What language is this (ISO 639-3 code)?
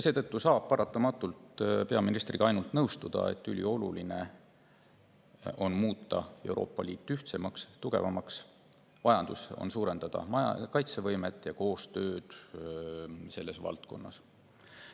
est